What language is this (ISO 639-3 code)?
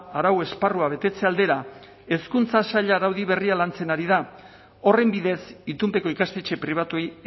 eus